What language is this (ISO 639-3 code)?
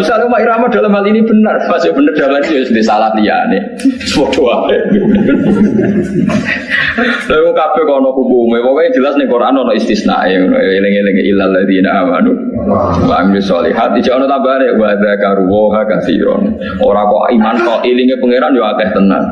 ind